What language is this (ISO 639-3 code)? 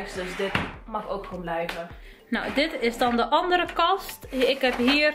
nld